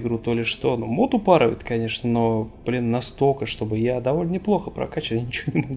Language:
Russian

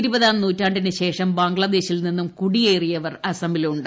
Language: Malayalam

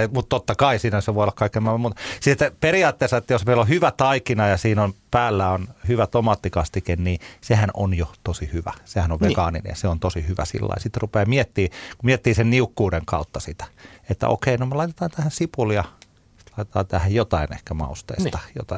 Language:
Finnish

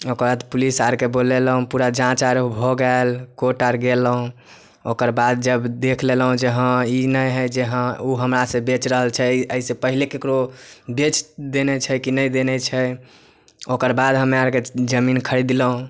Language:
Maithili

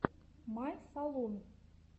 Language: Russian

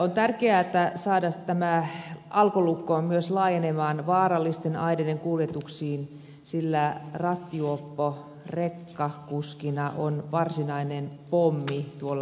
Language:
Finnish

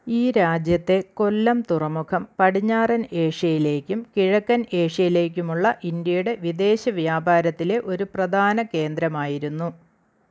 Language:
Malayalam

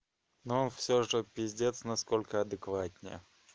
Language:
Russian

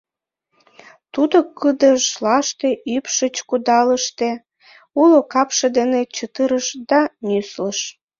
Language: Mari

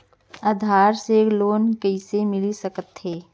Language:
Chhattisgarhi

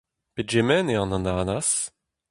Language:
Breton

